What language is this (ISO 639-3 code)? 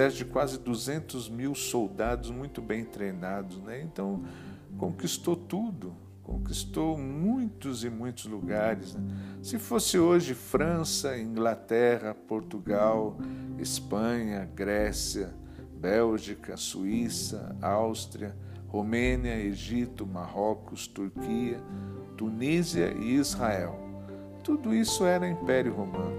por